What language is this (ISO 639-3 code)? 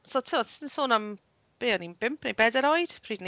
cym